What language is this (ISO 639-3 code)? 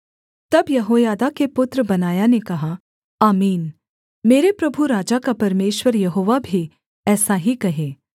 hin